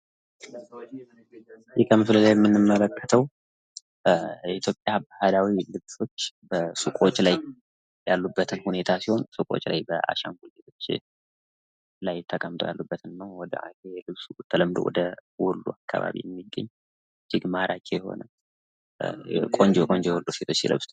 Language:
Amharic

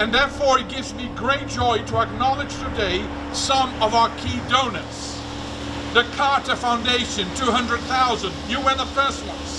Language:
English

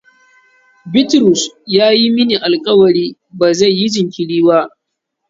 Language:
Hausa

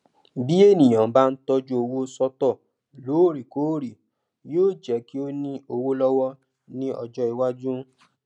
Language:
Yoruba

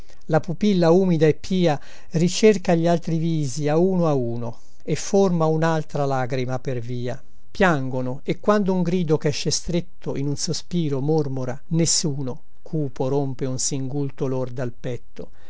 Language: Italian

